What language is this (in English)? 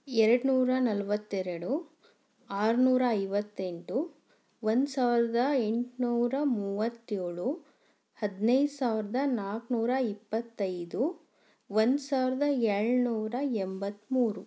Kannada